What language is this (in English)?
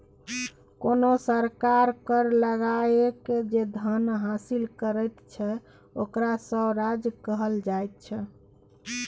Maithili